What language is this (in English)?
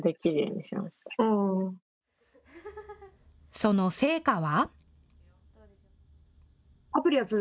Japanese